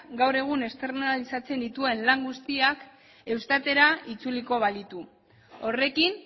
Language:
Basque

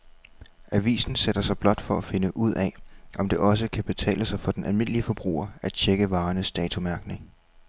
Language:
Danish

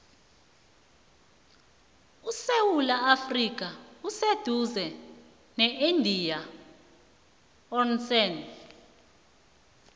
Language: South Ndebele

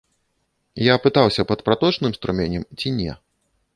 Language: Belarusian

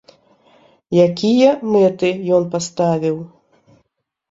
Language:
Belarusian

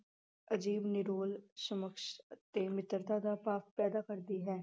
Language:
Punjabi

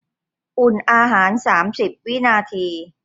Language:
Thai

